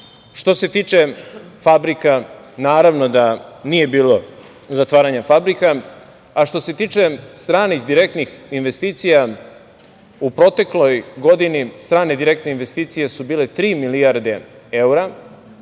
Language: Serbian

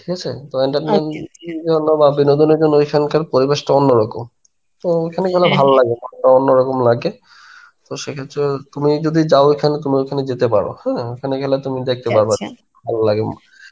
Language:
Bangla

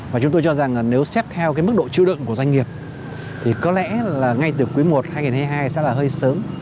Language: Vietnamese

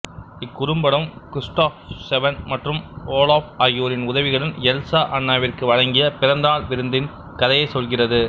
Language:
Tamil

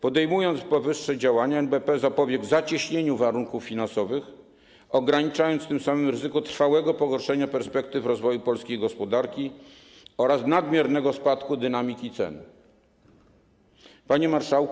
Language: Polish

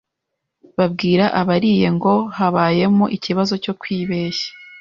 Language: Kinyarwanda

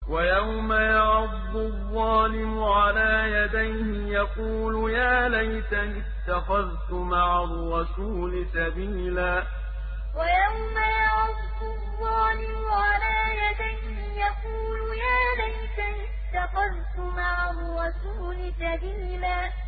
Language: Arabic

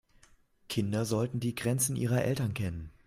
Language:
German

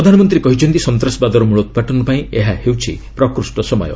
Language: Odia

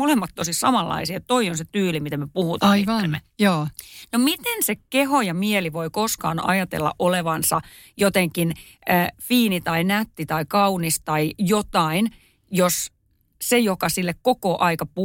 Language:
Finnish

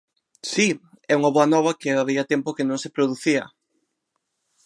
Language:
Galician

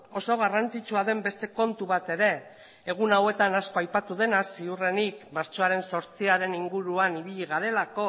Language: Basque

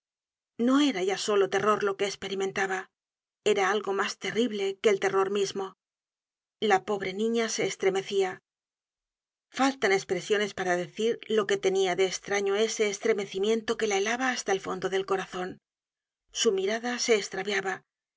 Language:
Spanish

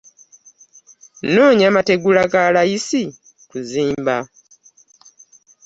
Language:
Ganda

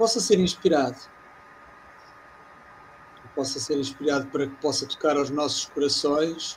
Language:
Portuguese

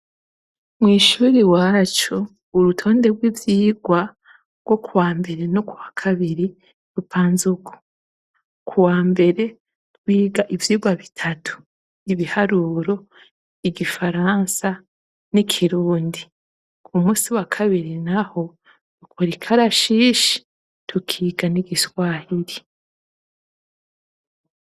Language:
Rundi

